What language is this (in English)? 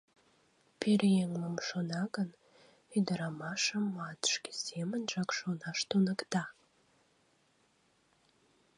Mari